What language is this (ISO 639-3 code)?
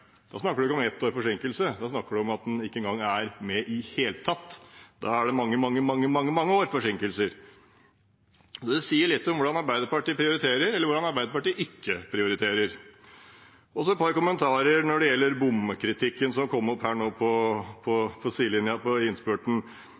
nob